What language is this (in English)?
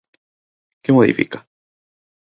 Galician